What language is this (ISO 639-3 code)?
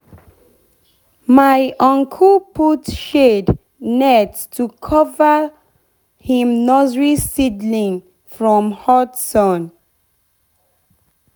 pcm